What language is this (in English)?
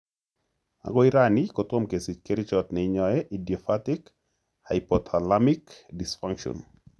Kalenjin